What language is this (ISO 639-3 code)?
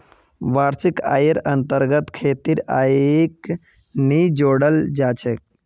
mag